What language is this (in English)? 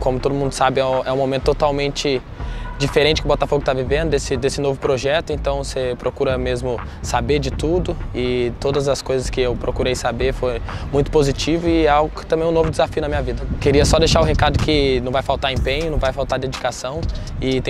Portuguese